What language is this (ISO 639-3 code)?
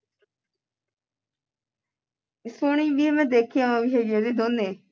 pan